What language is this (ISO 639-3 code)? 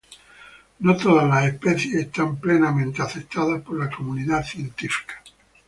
spa